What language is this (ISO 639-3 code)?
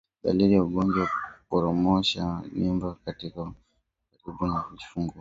swa